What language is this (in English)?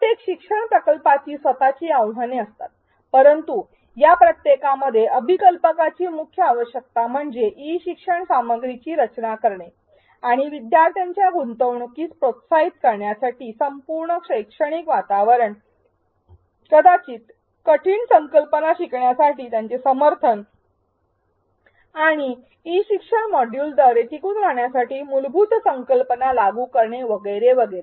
Marathi